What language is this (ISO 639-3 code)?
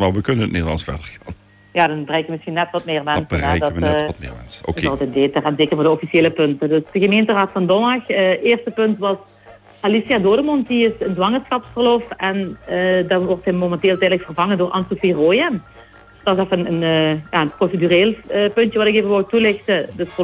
nld